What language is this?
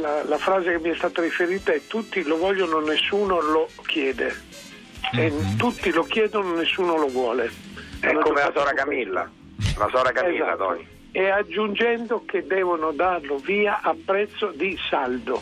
Italian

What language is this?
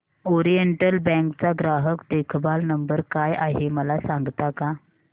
Marathi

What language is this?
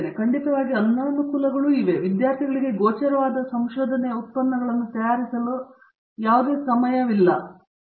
Kannada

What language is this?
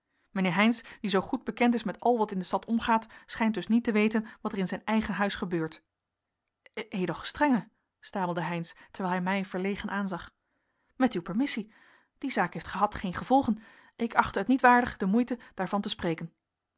Dutch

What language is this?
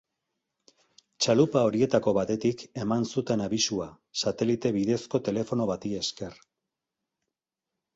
Basque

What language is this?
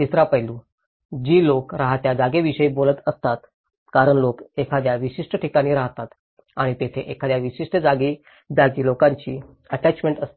Marathi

